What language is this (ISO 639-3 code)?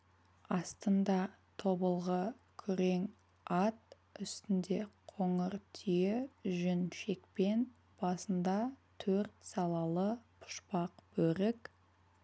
kaz